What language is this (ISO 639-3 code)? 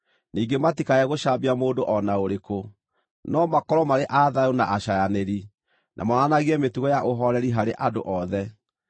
kik